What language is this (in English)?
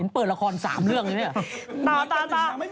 Thai